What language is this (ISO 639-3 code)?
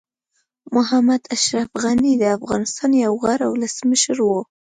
pus